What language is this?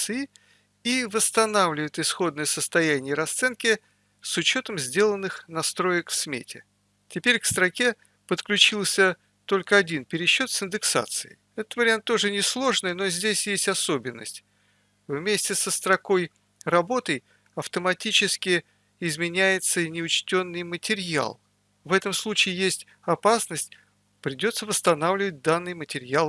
Russian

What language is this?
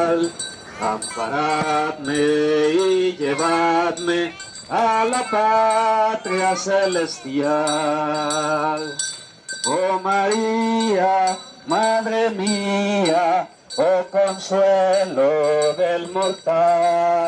Spanish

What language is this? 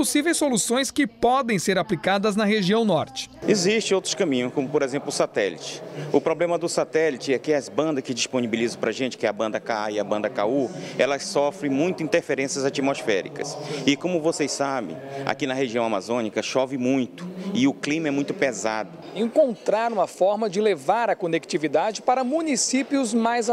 Portuguese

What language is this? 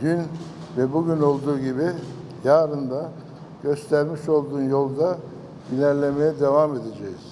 Turkish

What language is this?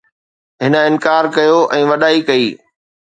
Sindhi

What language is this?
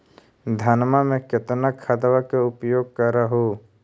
Magahi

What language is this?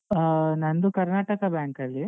Kannada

